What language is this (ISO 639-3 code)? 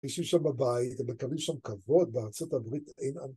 heb